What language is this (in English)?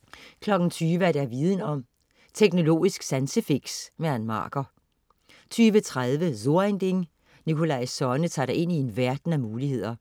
Danish